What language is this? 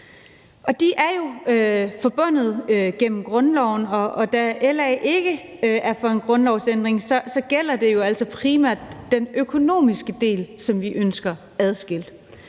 Danish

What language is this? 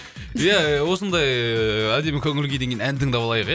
Kazakh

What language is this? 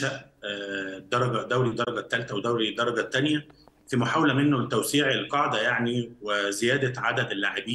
Arabic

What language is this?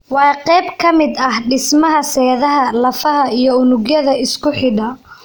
Somali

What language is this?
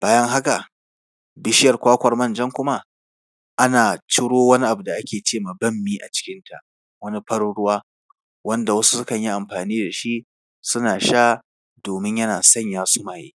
Hausa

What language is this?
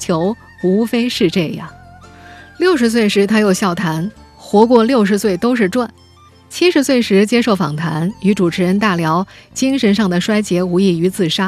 Chinese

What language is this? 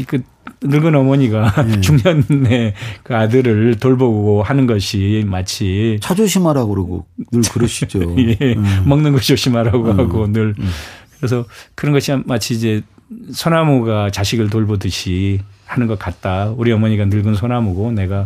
Korean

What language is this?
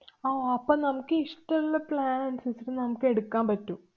Malayalam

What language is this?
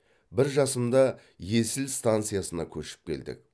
Kazakh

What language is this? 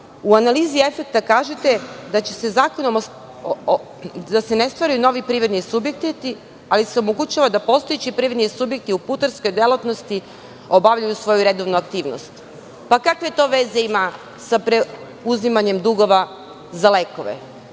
Serbian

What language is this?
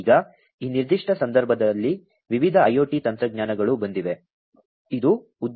Kannada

